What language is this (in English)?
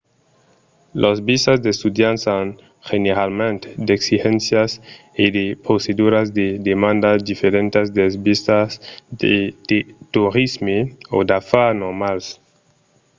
Occitan